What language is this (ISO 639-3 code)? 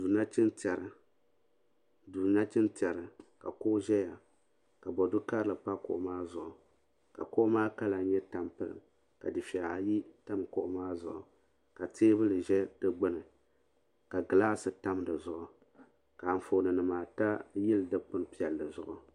dag